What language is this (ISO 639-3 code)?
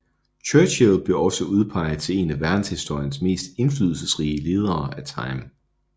dan